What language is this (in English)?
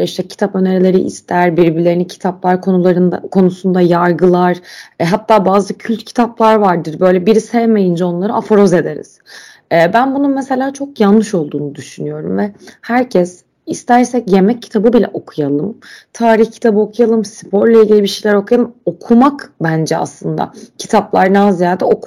Turkish